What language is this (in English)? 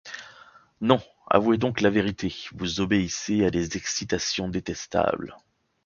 French